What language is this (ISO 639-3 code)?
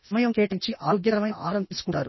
tel